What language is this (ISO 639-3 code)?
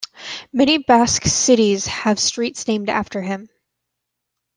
eng